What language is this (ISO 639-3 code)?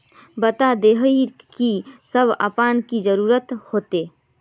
mag